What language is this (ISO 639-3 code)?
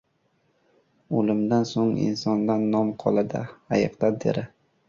uzb